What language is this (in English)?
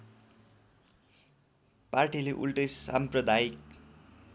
Nepali